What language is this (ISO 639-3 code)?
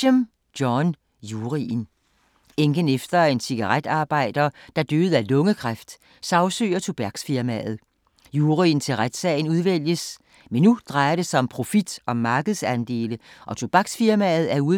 dan